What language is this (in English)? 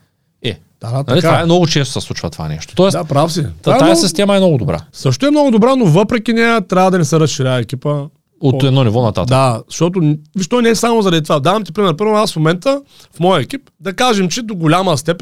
Bulgarian